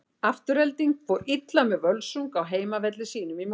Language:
Icelandic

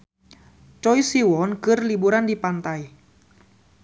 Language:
Sundanese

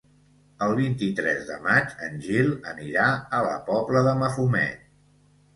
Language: Catalan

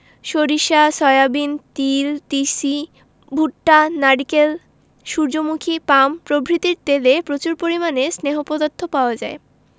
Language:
Bangla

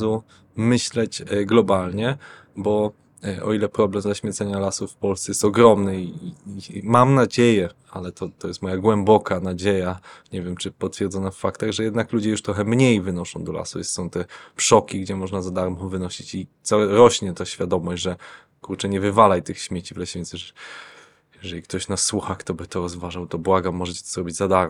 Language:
Polish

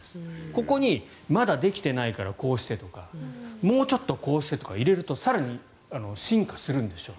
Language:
Japanese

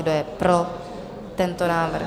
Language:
Czech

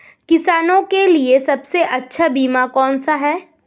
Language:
Hindi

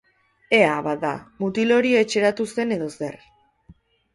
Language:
Basque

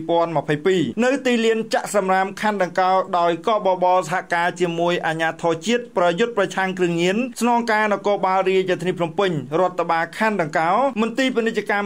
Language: Thai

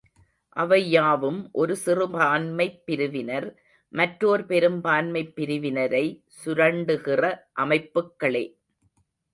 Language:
Tamil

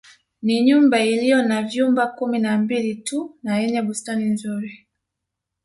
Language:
Swahili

